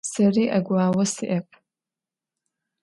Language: Adyghe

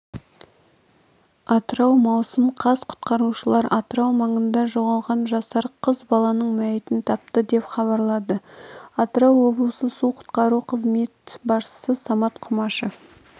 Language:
Kazakh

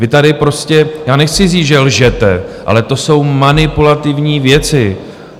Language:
Czech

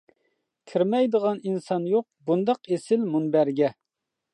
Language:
Uyghur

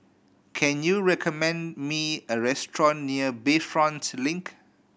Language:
English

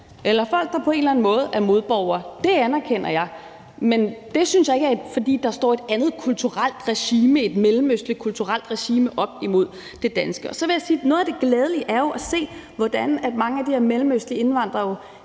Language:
Danish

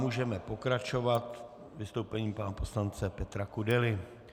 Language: Czech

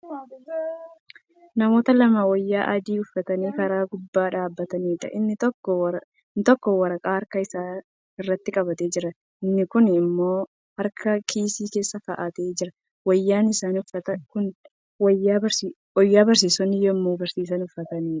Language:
Oromo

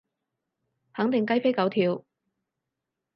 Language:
Cantonese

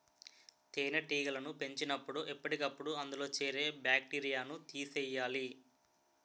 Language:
Telugu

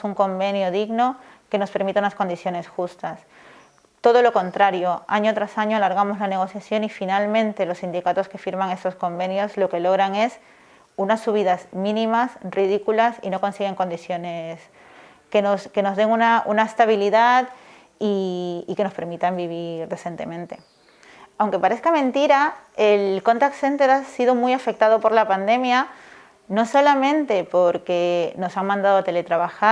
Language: Spanish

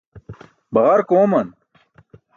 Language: Burushaski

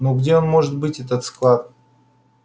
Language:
Russian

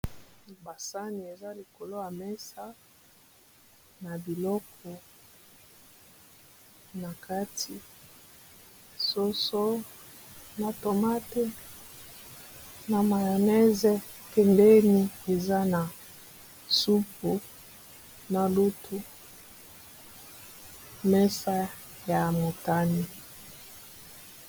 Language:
Lingala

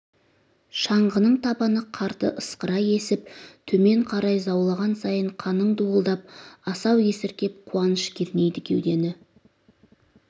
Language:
Kazakh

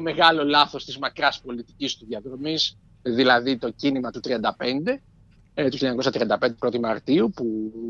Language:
Greek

